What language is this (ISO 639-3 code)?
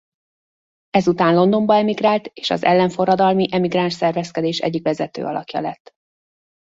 hun